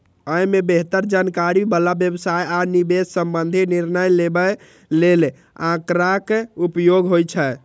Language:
Maithili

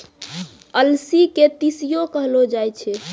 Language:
Maithili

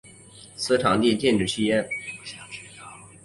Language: Chinese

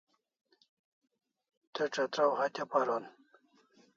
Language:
Kalasha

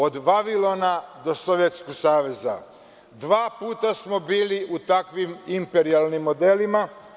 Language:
Serbian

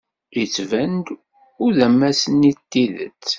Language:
Kabyle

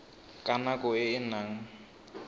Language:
Tswana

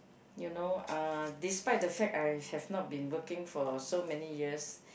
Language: English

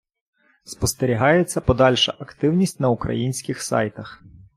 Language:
Ukrainian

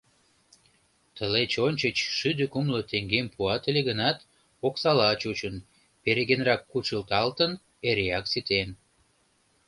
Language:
Mari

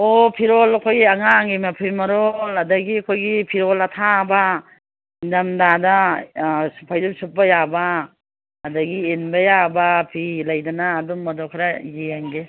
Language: Manipuri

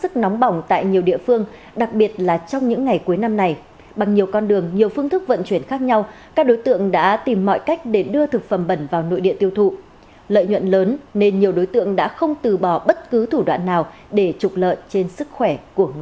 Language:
Vietnamese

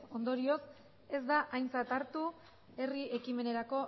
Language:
Basque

